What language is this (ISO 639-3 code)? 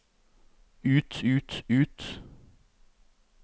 nor